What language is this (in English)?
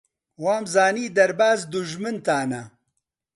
Central Kurdish